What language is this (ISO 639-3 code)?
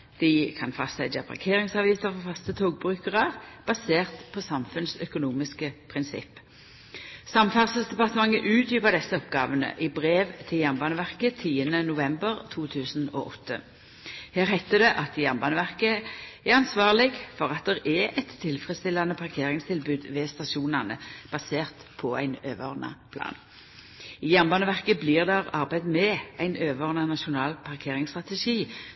nno